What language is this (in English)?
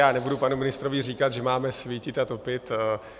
Czech